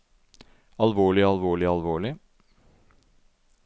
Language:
Norwegian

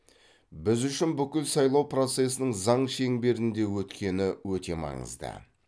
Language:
Kazakh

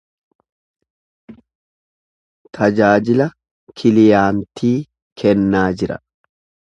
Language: Oromo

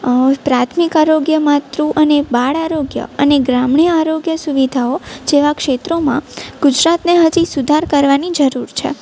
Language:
Gujarati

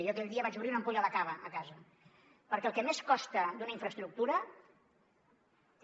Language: Catalan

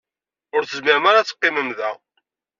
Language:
Kabyle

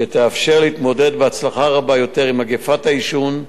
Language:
Hebrew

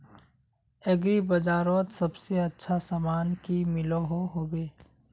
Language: Magahi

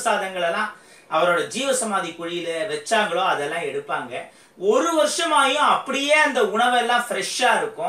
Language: Japanese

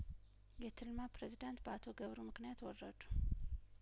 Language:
Amharic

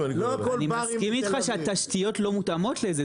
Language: Hebrew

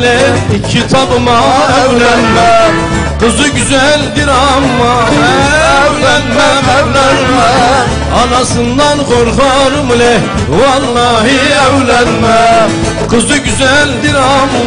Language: Arabic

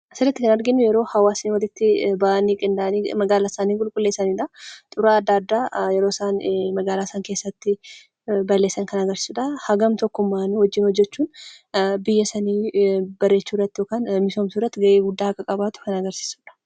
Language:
Oromo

